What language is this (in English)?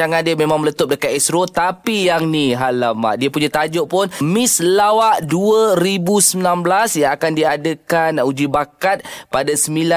Malay